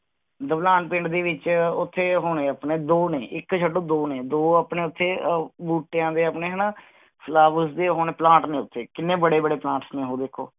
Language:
Punjabi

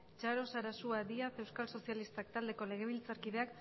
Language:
Basque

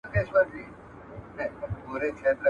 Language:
Pashto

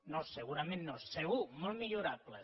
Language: Catalan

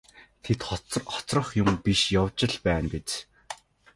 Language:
Mongolian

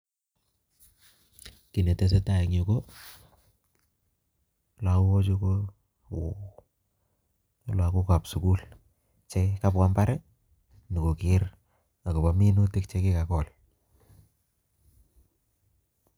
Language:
Kalenjin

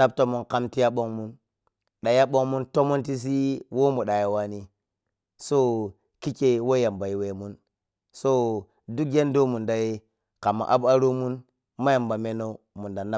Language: Piya-Kwonci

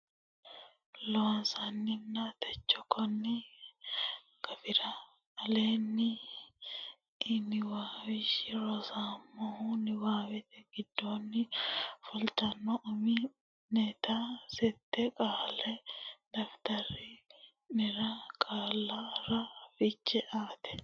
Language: Sidamo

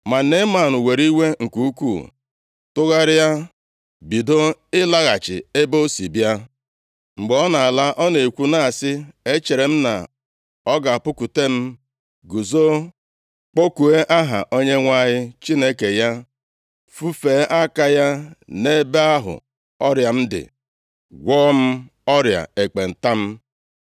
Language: Igbo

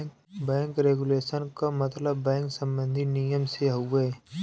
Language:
Bhojpuri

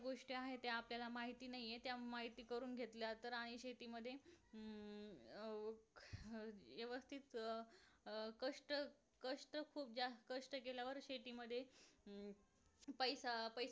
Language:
Marathi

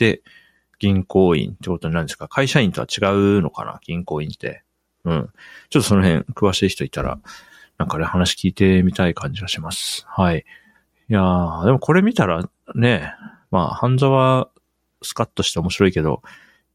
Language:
Japanese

